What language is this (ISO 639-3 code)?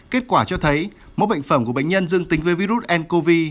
vie